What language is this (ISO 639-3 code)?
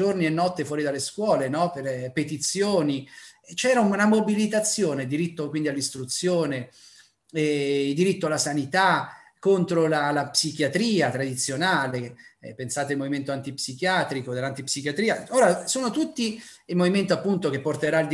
ita